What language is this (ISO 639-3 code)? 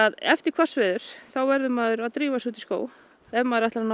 isl